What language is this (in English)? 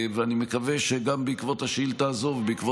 Hebrew